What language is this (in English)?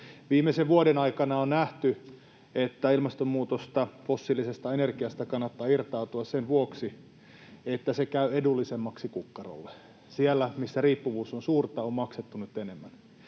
Finnish